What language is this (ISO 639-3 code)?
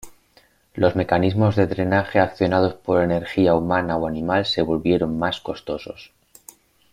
spa